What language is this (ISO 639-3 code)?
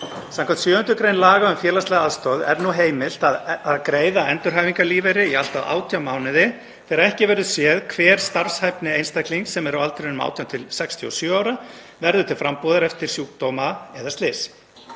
isl